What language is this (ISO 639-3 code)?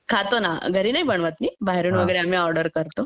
mar